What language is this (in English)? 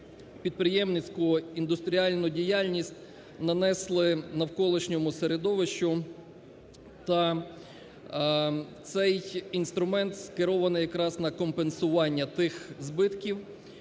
Ukrainian